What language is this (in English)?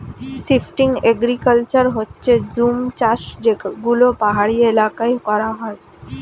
Bangla